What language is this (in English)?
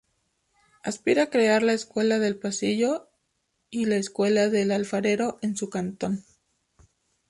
Spanish